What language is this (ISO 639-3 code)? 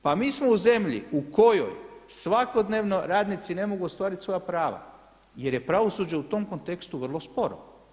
hrv